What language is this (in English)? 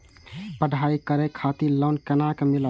Maithili